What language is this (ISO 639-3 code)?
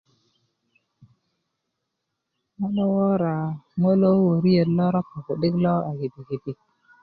ukv